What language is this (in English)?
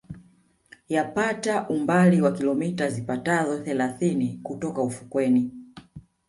Swahili